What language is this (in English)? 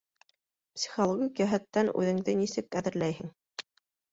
Bashkir